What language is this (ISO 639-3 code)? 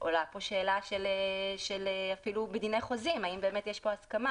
heb